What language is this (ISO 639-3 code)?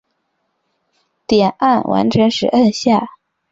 zho